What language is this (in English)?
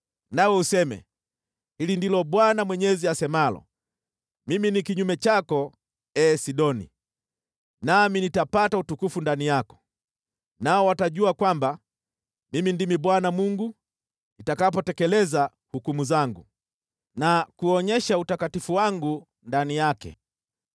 Swahili